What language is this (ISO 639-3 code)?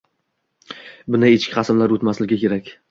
uzb